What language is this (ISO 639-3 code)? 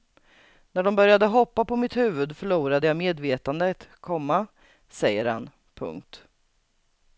swe